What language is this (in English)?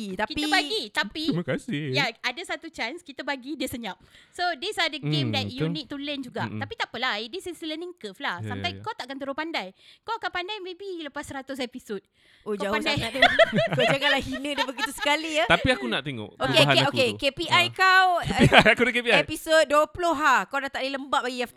Malay